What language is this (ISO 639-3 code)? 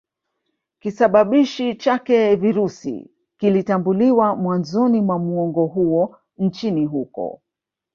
swa